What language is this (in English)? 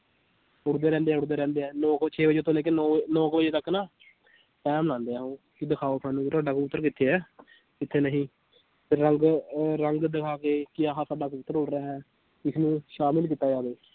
Punjabi